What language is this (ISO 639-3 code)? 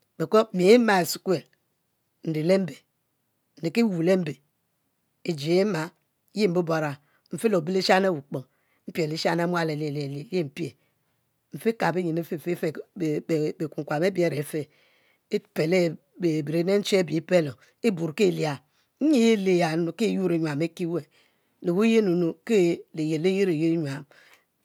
mfo